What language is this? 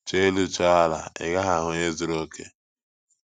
Igbo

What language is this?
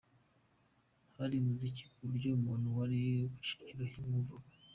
Kinyarwanda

